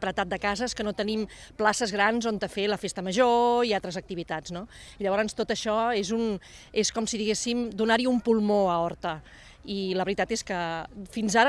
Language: Catalan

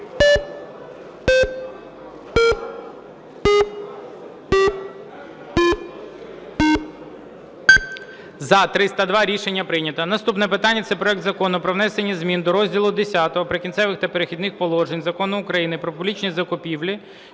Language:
Ukrainian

